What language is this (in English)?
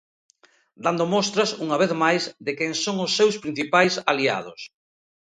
Galician